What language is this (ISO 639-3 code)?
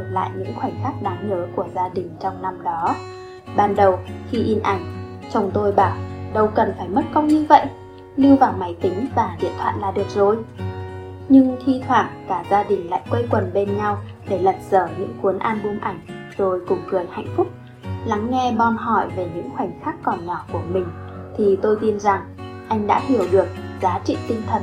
vie